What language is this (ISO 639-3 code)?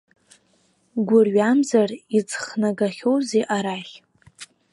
abk